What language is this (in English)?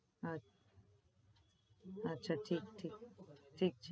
Gujarati